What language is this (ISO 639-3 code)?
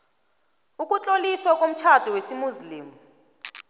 nbl